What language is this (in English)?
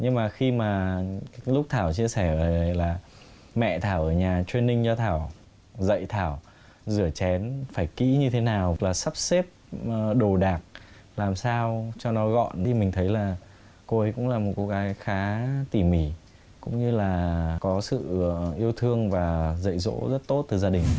Vietnamese